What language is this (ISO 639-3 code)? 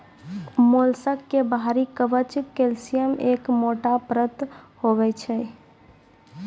mai